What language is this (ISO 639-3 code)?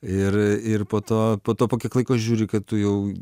lit